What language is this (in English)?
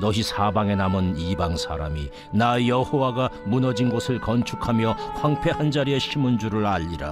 Korean